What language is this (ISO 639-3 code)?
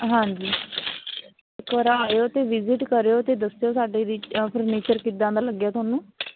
pan